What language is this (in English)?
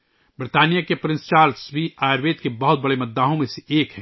Urdu